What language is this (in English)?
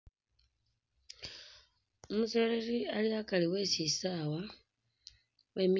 Masaaba